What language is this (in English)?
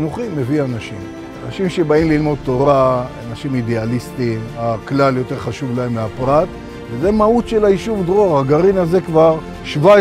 Hebrew